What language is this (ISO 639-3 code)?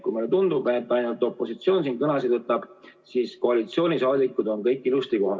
est